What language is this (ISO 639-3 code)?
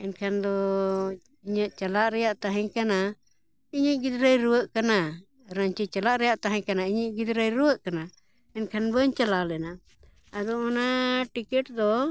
sat